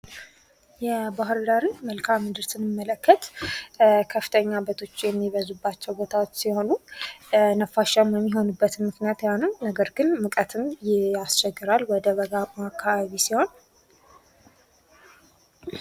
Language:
Amharic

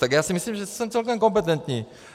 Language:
Czech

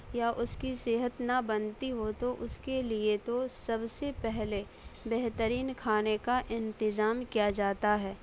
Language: Urdu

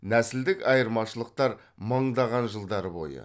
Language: Kazakh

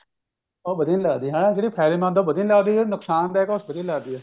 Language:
Punjabi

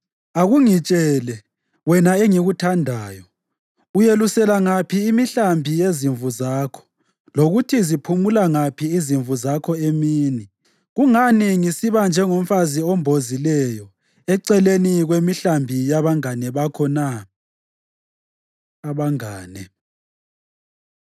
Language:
North Ndebele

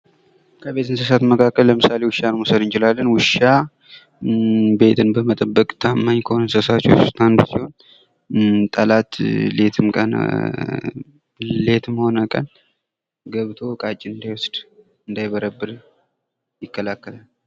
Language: Amharic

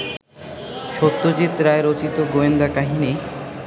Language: Bangla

